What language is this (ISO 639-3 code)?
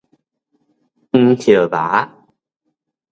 nan